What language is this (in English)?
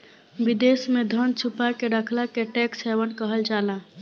Bhojpuri